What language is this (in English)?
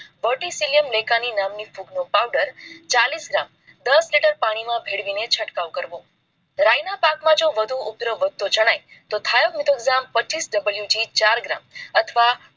Gujarati